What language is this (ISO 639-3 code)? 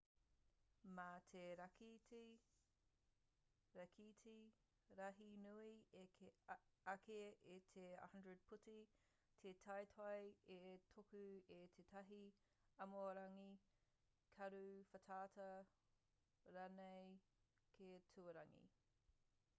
mri